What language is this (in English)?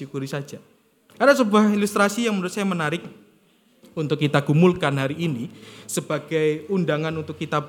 Indonesian